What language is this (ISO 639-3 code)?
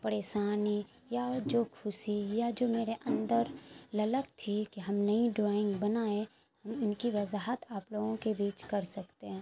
urd